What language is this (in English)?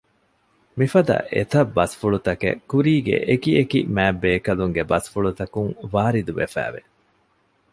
Divehi